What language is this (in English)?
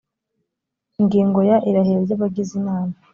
Kinyarwanda